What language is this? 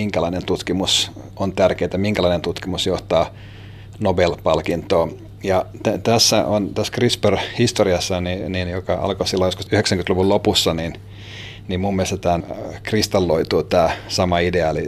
Finnish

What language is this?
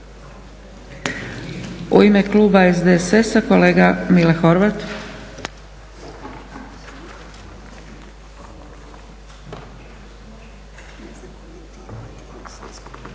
Croatian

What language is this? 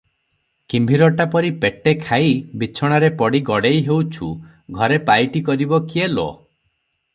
Odia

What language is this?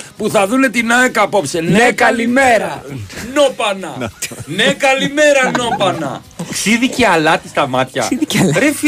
Greek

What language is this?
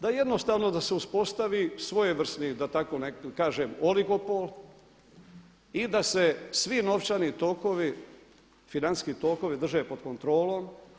Croatian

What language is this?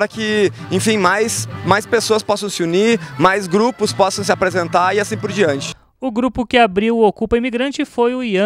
Portuguese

